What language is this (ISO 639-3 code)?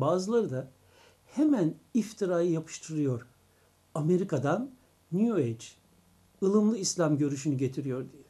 tur